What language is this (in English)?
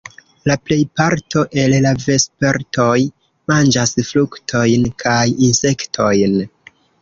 Esperanto